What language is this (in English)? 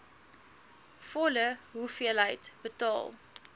Afrikaans